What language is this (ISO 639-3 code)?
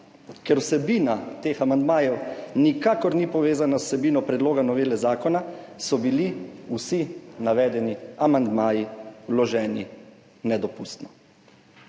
slv